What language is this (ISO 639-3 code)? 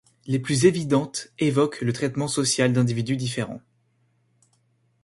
fra